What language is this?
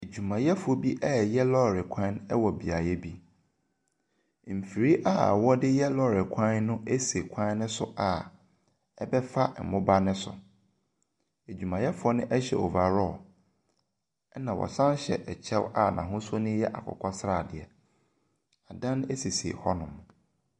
Akan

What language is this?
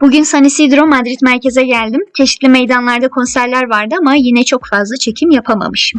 Turkish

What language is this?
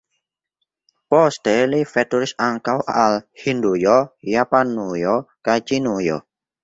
Esperanto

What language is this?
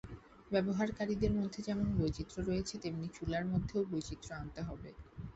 Bangla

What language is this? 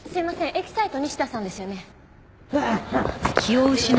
Japanese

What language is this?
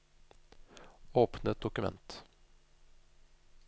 Norwegian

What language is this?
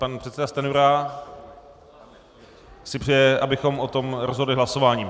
Czech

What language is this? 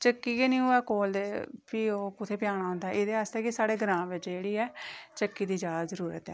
Dogri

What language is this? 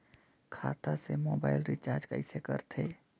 Chhattisgarhi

